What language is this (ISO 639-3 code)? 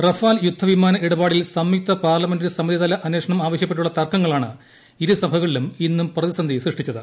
mal